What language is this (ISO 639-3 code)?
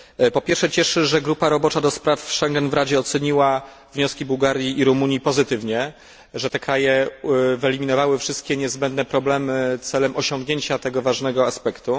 pol